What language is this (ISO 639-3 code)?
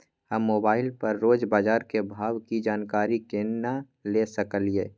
mai